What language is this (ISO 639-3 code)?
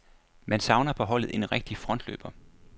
dan